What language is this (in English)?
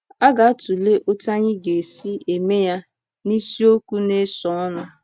Igbo